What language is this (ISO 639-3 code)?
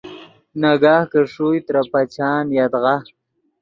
ydg